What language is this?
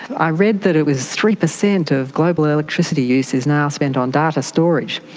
English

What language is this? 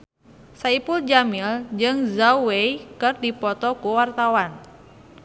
Sundanese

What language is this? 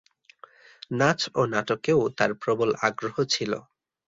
Bangla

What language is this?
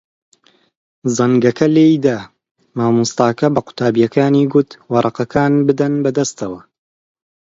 Central Kurdish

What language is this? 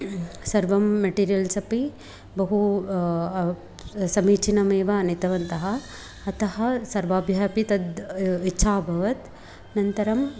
Sanskrit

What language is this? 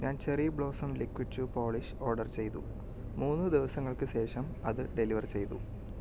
Malayalam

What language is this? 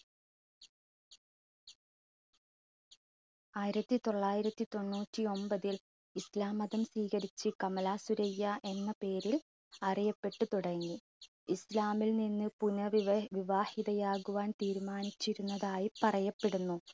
Malayalam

